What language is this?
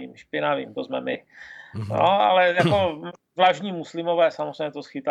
Czech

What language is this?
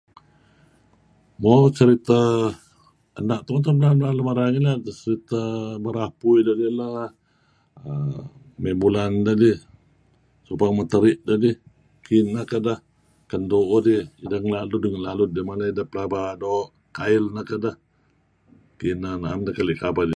Kelabit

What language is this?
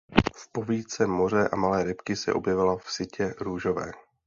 Czech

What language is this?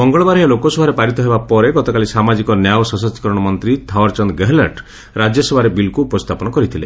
Odia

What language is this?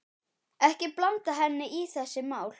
Icelandic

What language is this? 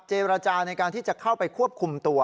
Thai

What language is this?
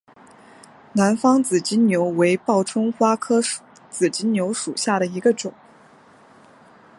Chinese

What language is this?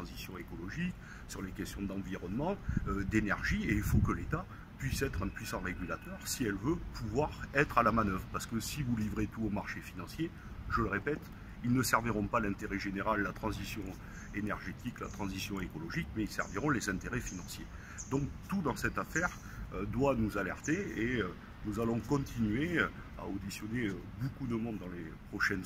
French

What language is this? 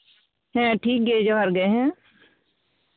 Santali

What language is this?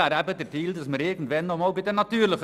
Swiss German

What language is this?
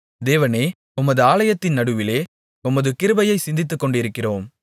Tamil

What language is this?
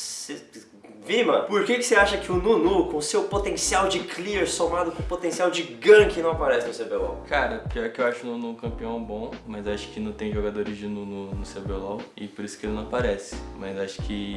Portuguese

